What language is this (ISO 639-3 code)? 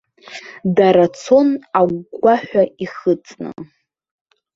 abk